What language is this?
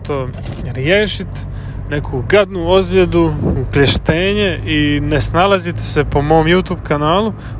Croatian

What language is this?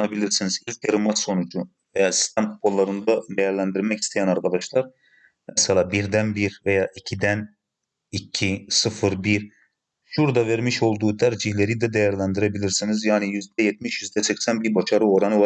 Turkish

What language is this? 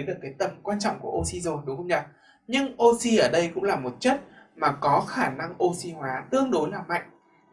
Vietnamese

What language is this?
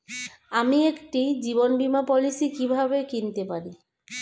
Bangla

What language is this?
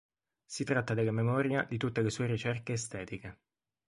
Italian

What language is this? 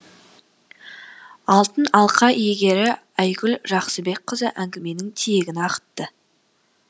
Kazakh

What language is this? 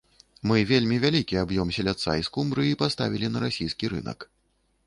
Belarusian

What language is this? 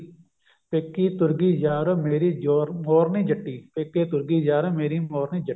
Punjabi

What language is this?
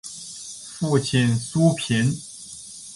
Chinese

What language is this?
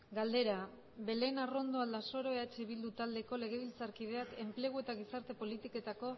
Basque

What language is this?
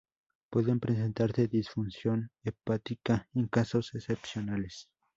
Spanish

